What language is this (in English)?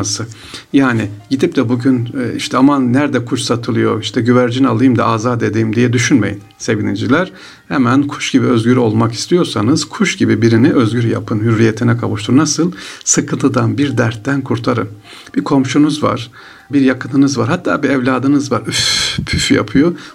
Turkish